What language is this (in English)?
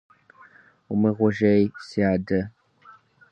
Kabardian